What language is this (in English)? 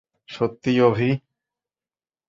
Bangla